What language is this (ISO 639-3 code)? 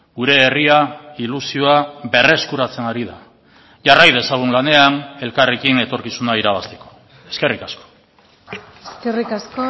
eus